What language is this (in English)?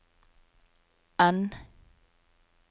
Norwegian